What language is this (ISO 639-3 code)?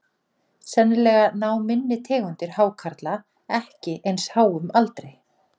isl